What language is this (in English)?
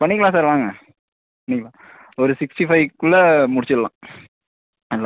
Tamil